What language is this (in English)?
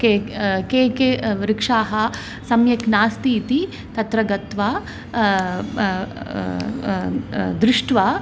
Sanskrit